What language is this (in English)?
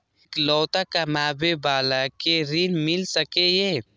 Maithili